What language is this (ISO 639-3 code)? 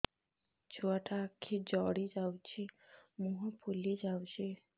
ori